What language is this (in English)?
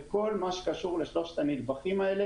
Hebrew